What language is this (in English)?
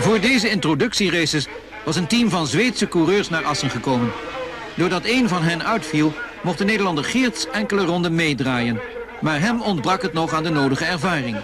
Dutch